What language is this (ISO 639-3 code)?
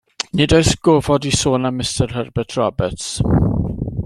cym